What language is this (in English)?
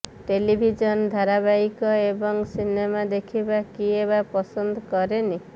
Odia